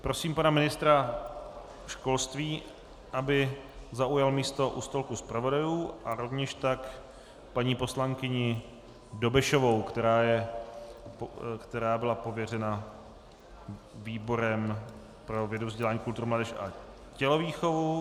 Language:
Czech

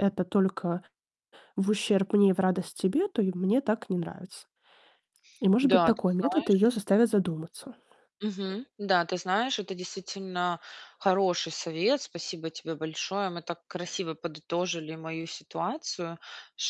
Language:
Russian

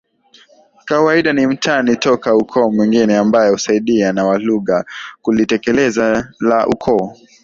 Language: Swahili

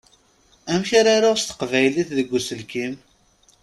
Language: Kabyle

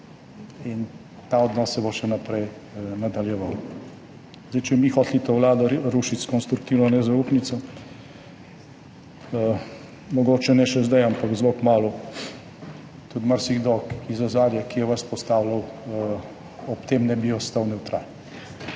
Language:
Slovenian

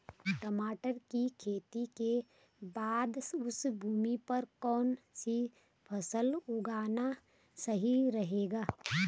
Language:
Hindi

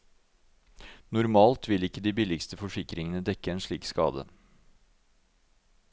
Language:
Norwegian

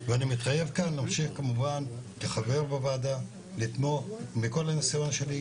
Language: Hebrew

